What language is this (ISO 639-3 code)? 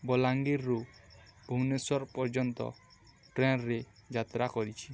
ori